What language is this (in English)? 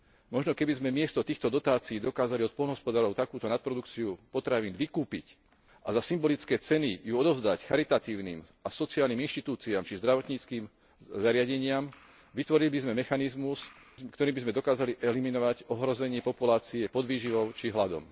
Slovak